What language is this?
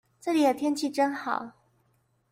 Chinese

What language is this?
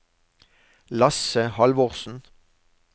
Norwegian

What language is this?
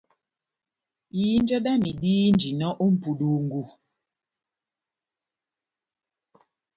Batanga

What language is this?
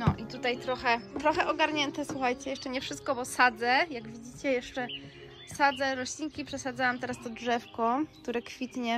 Polish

